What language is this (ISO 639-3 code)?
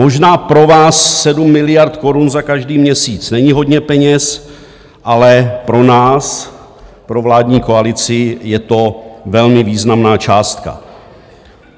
ces